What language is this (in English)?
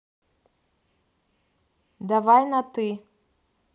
Russian